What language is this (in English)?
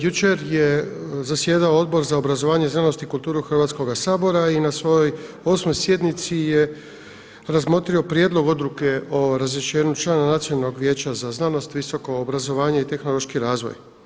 Croatian